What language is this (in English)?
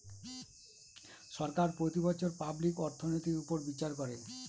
Bangla